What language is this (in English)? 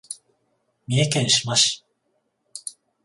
Japanese